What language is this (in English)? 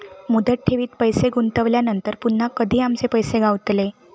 Marathi